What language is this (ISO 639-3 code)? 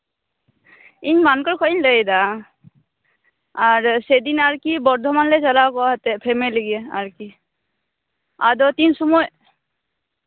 sat